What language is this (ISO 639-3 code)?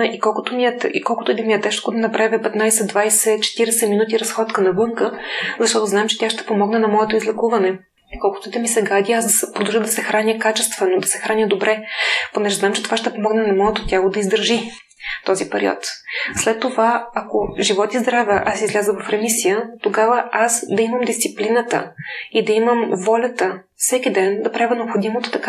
bul